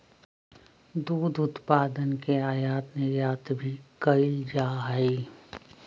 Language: Magahi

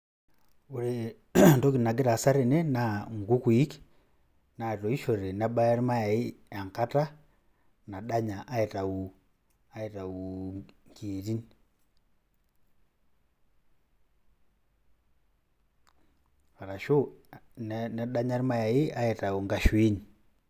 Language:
Masai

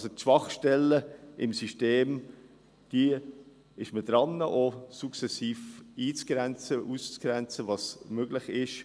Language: Swiss German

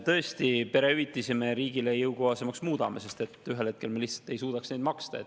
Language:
Estonian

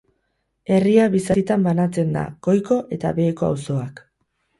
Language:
Basque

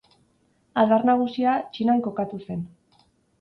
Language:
Basque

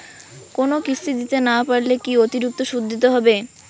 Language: Bangla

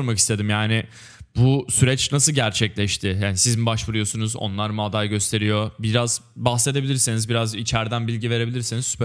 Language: Turkish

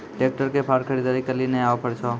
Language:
Maithili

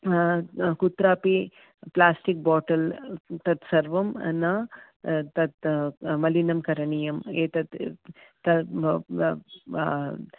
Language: Sanskrit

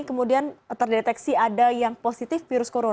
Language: Indonesian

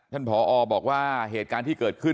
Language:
Thai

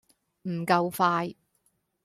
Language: Cantonese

